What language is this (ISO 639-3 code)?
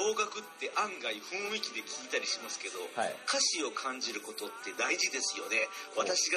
jpn